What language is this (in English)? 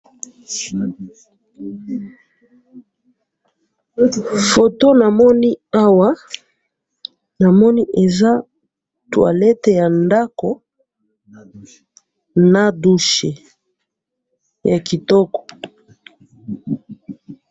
Lingala